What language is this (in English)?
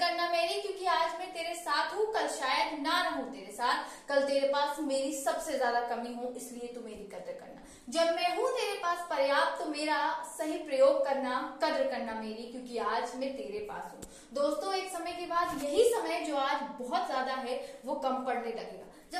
Hindi